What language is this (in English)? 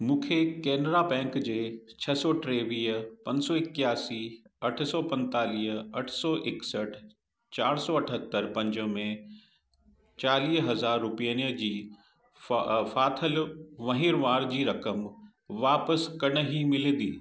Sindhi